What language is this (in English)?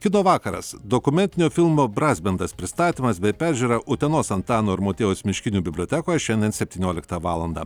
Lithuanian